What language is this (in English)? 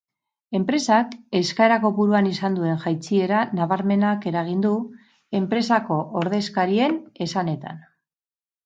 Basque